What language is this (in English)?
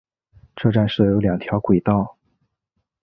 Chinese